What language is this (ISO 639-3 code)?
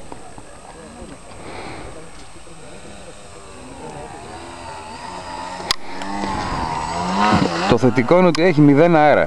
ell